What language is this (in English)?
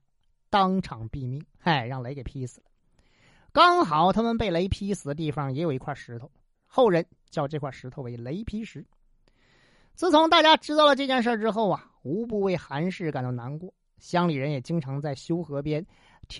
Chinese